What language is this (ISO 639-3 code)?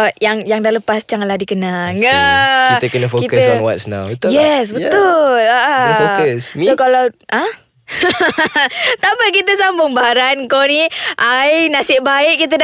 msa